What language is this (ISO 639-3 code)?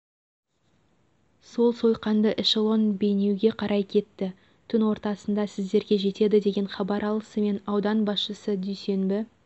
kaz